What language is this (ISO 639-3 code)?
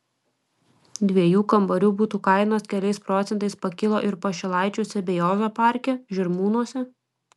lit